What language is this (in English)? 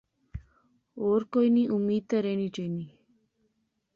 Pahari-Potwari